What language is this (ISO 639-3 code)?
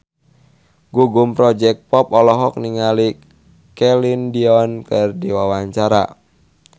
sun